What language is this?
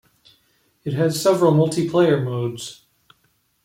English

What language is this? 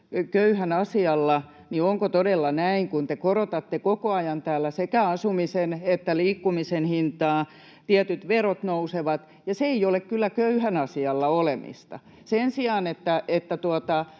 Finnish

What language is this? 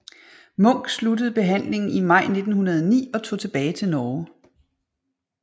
Danish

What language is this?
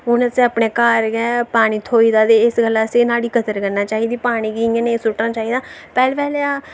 Dogri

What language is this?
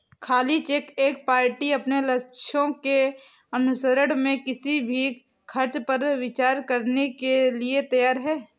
Hindi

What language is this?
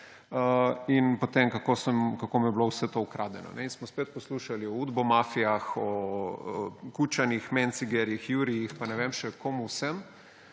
Slovenian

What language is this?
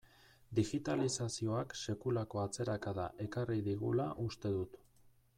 Basque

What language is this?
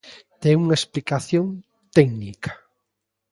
Galician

